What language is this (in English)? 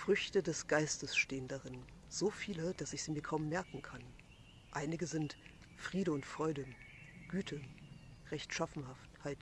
German